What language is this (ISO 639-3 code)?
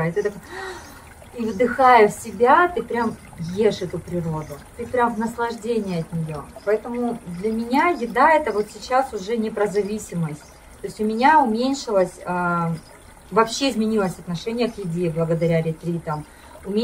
rus